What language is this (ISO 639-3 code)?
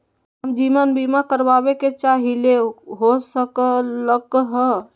mag